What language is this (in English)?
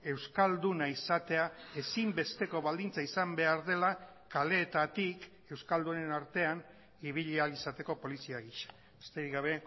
Basque